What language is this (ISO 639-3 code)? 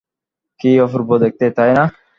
ben